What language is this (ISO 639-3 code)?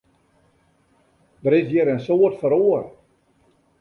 fry